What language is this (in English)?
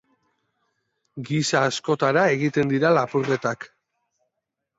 Basque